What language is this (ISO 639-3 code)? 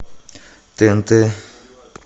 rus